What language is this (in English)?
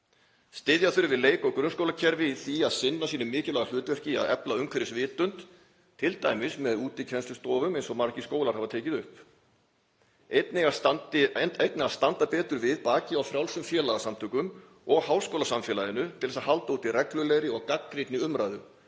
Icelandic